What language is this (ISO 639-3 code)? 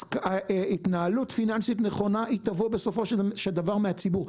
heb